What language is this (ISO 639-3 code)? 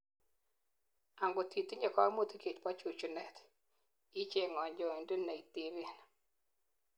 kln